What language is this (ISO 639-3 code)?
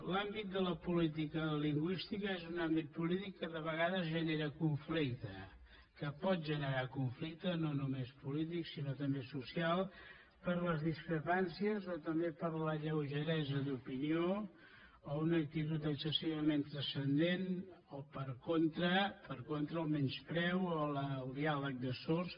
cat